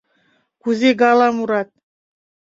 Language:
Mari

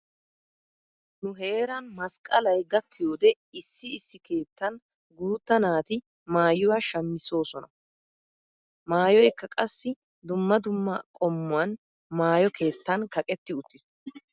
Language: Wolaytta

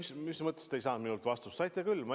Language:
Estonian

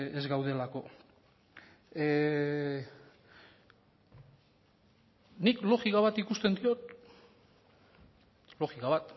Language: Basque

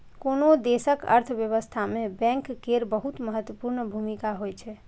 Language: Maithili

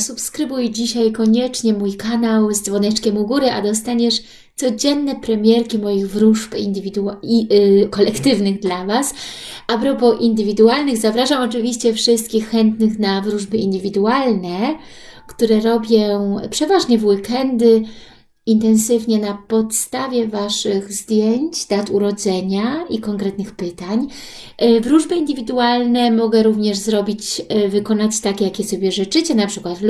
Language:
Polish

